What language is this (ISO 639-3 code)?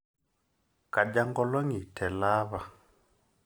mas